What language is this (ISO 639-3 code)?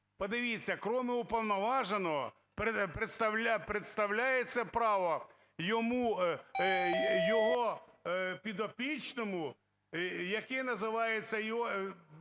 ukr